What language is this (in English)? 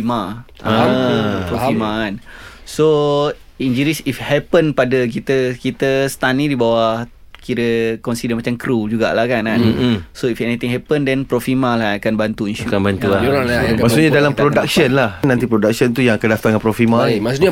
Malay